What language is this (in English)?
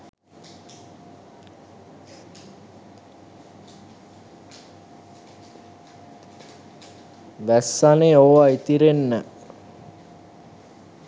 Sinhala